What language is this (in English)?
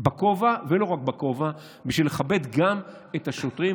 Hebrew